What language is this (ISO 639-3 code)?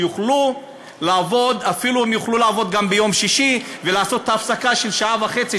heb